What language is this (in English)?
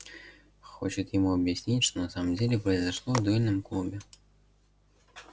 Russian